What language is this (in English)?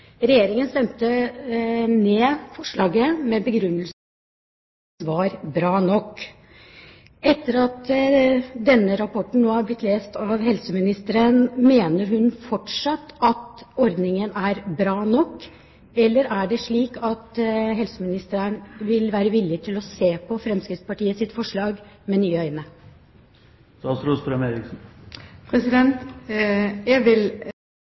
Norwegian Bokmål